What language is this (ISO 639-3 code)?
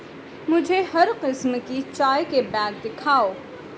urd